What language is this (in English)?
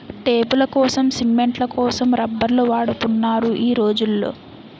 Telugu